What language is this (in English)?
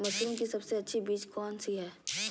Magahi